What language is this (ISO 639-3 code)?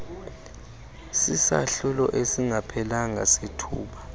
xho